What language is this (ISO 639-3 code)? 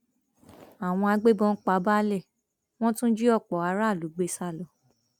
yor